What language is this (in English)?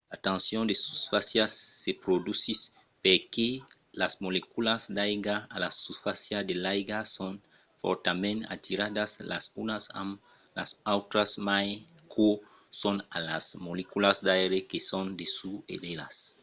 Occitan